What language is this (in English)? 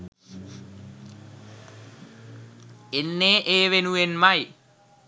Sinhala